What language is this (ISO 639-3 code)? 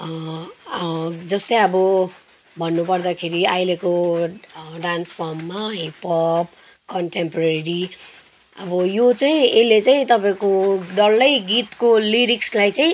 nep